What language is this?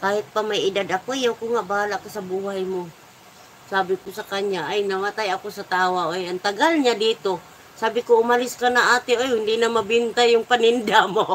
Filipino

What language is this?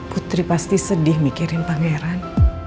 Indonesian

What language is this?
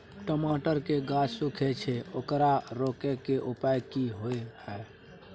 Maithili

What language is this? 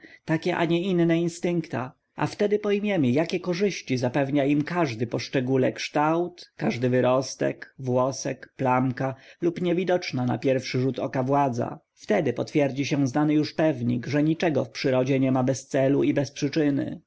Polish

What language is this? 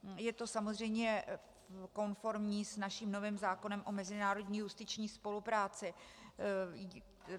Czech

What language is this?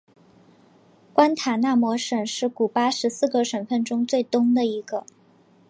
Chinese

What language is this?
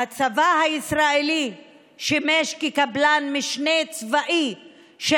Hebrew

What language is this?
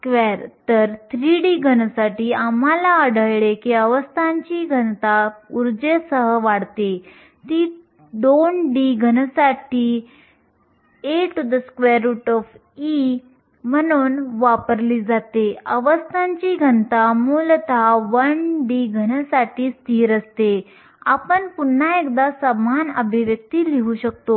Marathi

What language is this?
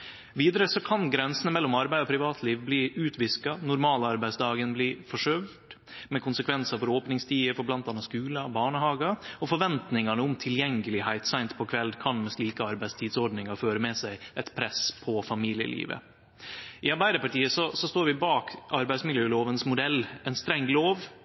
Norwegian Nynorsk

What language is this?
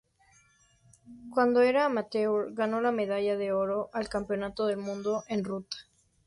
Spanish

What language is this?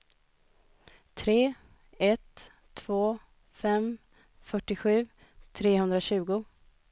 Swedish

